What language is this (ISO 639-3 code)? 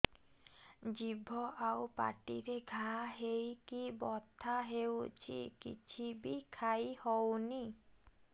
ori